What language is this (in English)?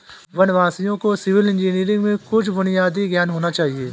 Hindi